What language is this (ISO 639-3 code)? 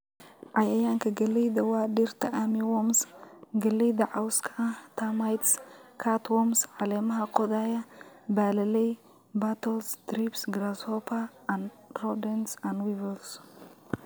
som